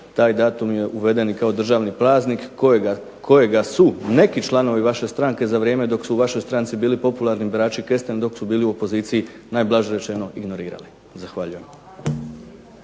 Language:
Croatian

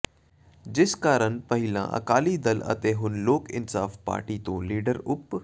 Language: Punjabi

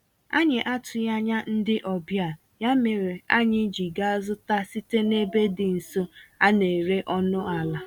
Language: Igbo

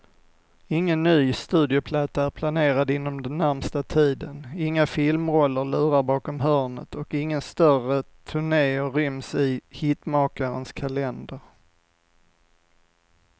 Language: Swedish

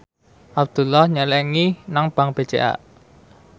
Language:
Javanese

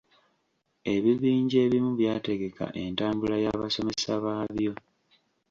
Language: Ganda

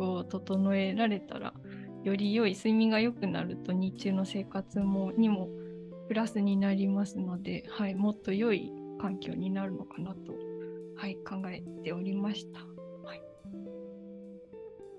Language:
Japanese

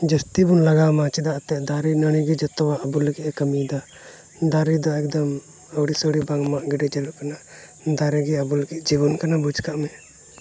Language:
Santali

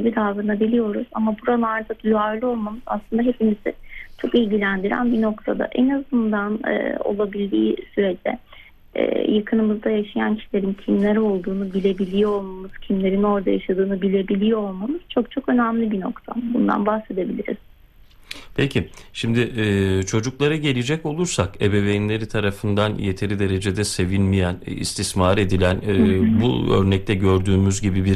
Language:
Turkish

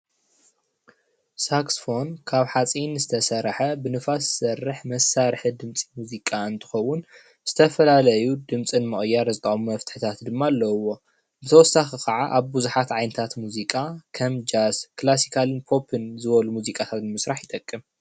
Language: Tigrinya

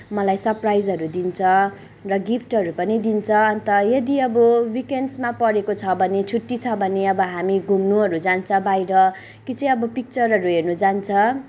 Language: Nepali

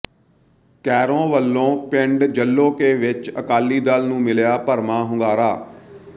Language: Punjabi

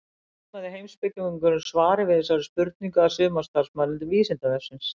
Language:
Icelandic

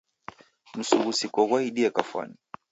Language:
Taita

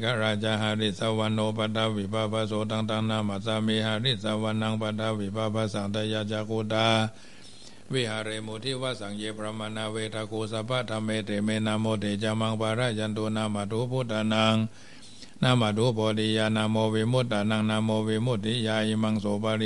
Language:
Thai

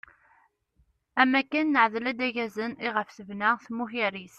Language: Kabyle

